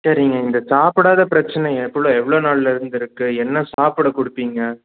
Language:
Tamil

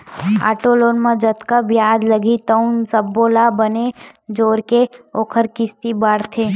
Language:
Chhattisgarhi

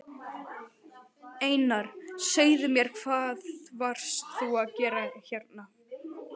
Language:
Icelandic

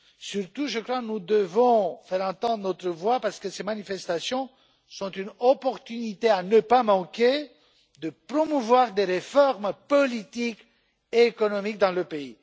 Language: French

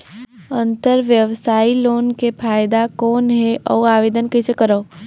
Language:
Chhattisgarhi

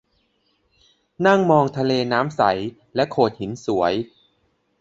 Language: Thai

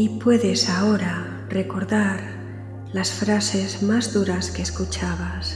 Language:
Spanish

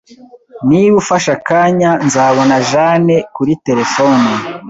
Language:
Kinyarwanda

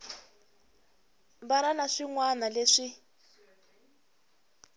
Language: Tsonga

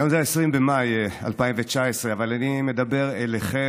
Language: Hebrew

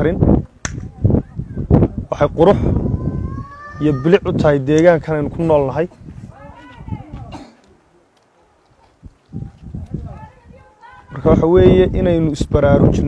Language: Arabic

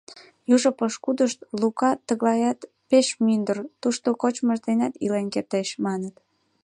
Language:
Mari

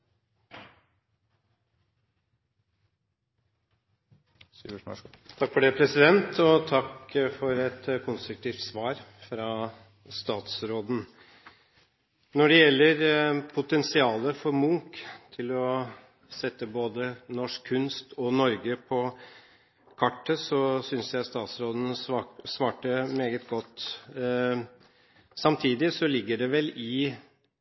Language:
Norwegian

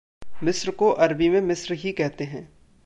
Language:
Hindi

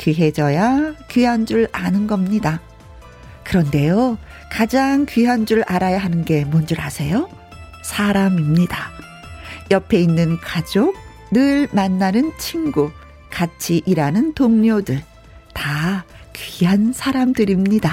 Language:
Korean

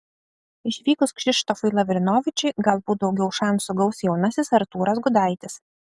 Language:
Lithuanian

